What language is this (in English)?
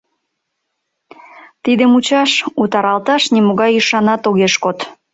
Mari